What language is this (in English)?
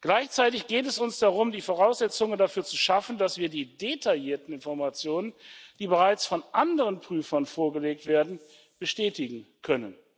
German